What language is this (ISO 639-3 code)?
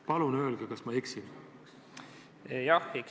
est